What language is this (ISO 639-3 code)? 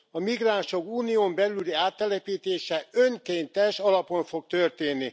hun